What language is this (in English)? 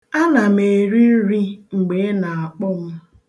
Igbo